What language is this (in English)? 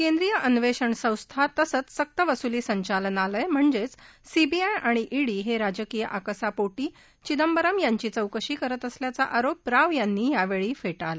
Marathi